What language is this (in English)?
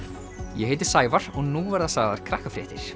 Icelandic